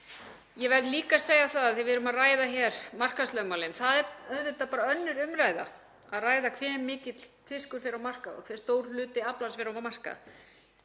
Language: Icelandic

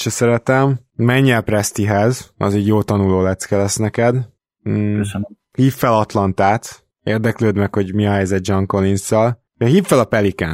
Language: Hungarian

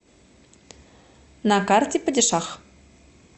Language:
Russian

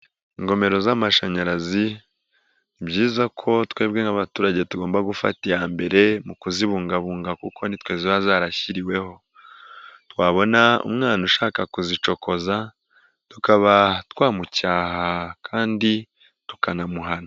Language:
Kinyarwanda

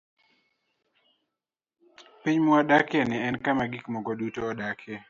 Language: Luo (Kenya and Tanzania)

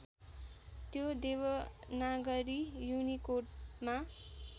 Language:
Nepali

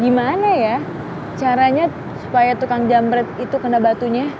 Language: Indonesian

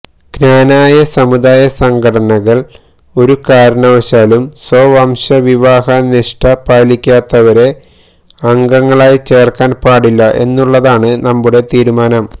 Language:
Malayalam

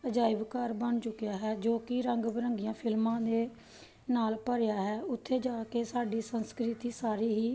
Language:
Punjabi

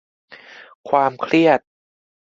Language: Thai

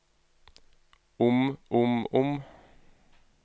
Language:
Norwegian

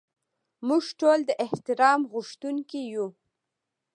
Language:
Pashto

